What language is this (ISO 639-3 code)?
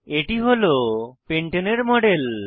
ben